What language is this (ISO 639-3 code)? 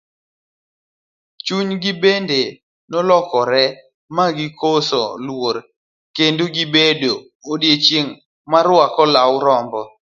luo